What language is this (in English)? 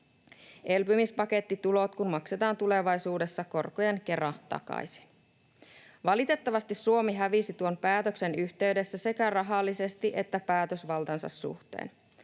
Finnish